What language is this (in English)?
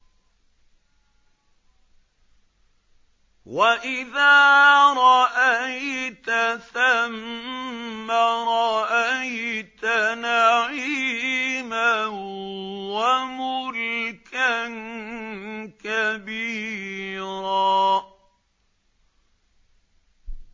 Arabic